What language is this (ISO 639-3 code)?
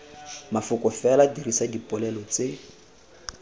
tsn